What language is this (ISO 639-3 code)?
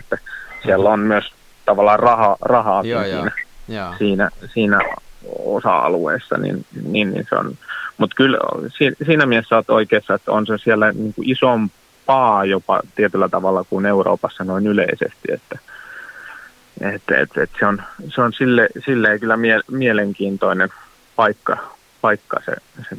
fin